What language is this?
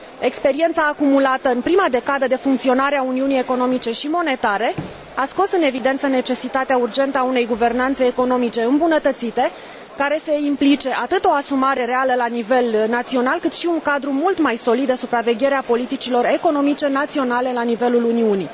Romanian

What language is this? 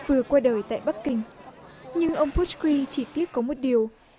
Vietnamese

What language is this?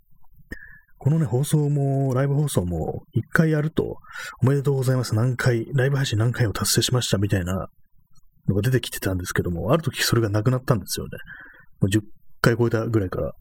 Japanese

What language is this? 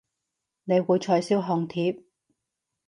Cantonese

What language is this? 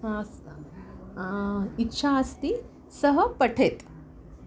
Sanskrit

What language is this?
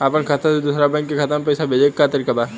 Bhojpuri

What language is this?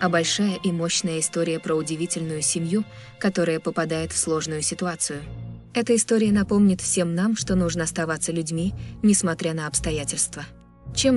Russian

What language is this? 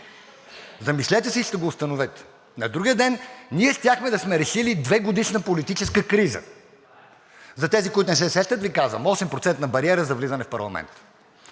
Bulgarian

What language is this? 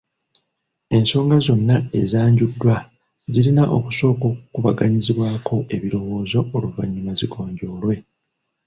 Ganda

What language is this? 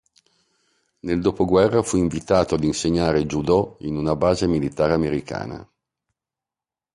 Italian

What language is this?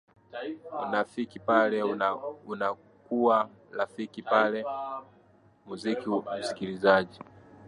Swahili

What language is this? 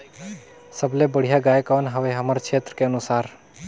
Chhattisgarhi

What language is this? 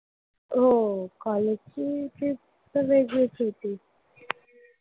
Marathi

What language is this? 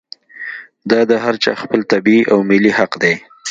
Pashto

